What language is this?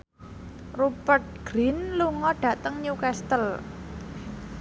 Javanese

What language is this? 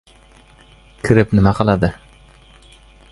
Uzbek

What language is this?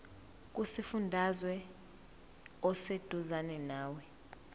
Zulu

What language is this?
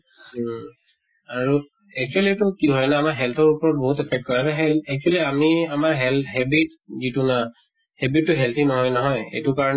Assamese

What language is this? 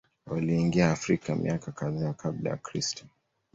Swahili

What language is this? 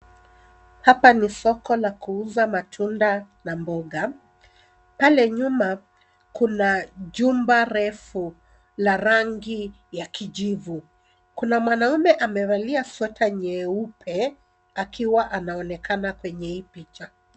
Swahili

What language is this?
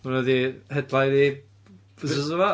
Welsh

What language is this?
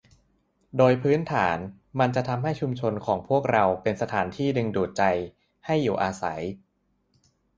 Thai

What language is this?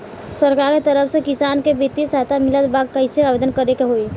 Bhojpuri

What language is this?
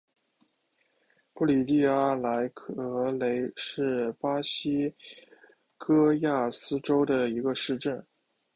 Chinese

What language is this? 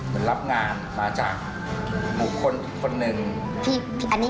Thai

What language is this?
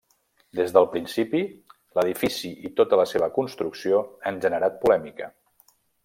Catalan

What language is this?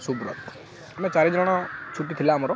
Odia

